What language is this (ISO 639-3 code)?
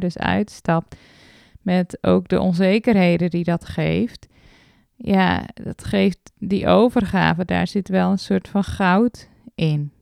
nld